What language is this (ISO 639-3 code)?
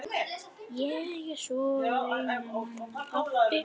isl